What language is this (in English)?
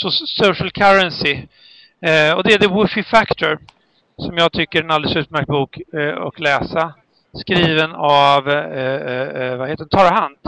Swedish